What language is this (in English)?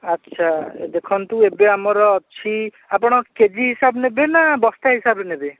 Odia